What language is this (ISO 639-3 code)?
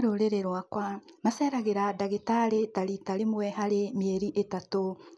kik